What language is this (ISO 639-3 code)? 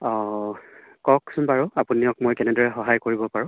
asm